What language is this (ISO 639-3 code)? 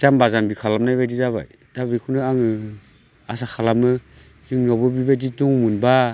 brx